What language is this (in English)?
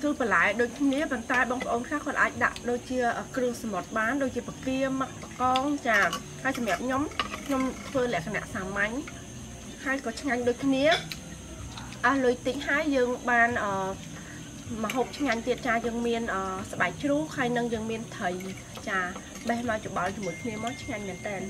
Vietnamese